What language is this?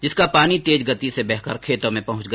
Hindi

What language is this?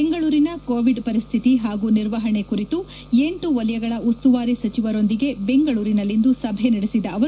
Kannada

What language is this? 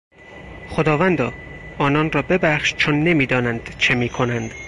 Persian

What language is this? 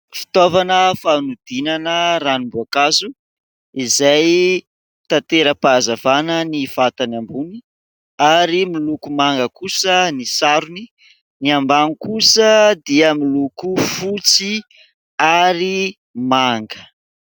Malagasy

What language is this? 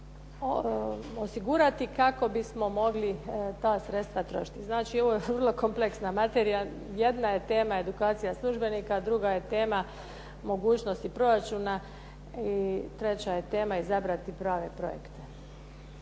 Croatian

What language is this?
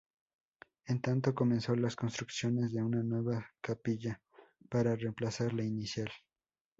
Spanish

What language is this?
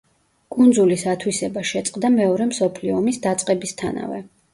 Georgian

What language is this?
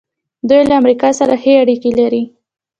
Pashto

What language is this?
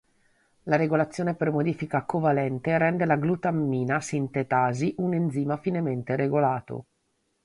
Italian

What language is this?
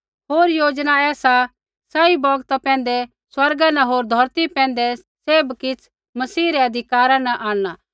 Kullu Pahari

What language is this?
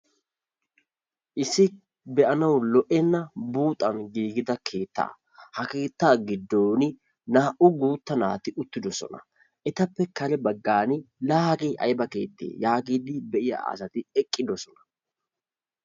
Wolaytta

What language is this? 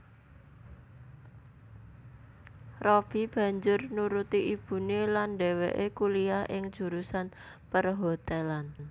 Javanese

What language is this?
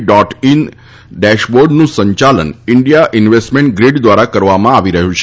Gujarati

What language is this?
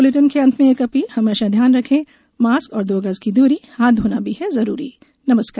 Hindi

